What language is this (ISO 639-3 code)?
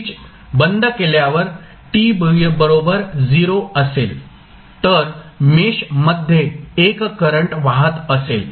mar